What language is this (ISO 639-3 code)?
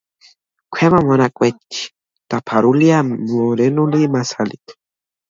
kat